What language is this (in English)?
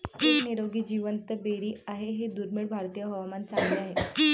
Marathi